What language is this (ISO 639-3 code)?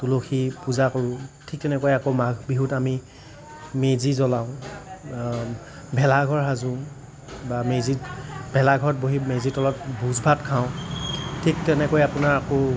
asm